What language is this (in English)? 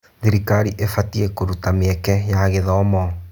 Kikuyu